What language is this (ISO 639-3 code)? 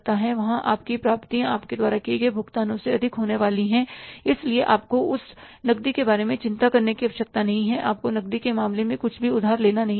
hin